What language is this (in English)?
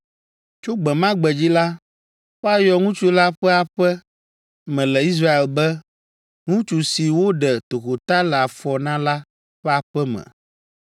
Ewe